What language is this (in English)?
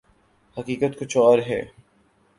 Urdu